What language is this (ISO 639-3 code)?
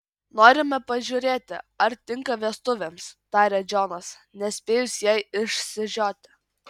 lit